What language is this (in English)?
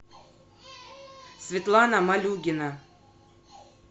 Russian